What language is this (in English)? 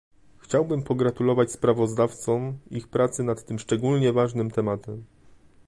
Polish